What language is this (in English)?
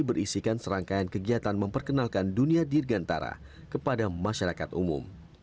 Indonesian